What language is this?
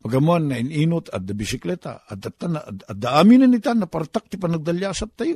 Filipino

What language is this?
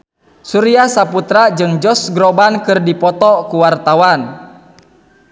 Sundanese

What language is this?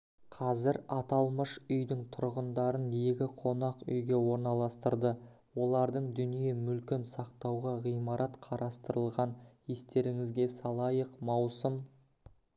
Kazakh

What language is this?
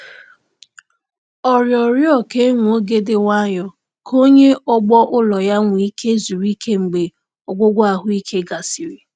Igbo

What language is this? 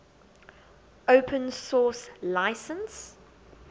English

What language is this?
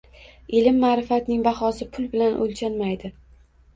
Uzbek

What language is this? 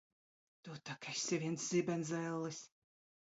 Latvian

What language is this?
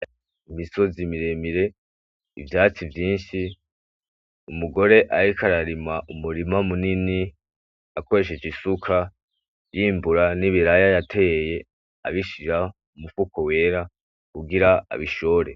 Rundi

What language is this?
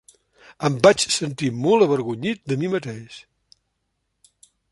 Catalan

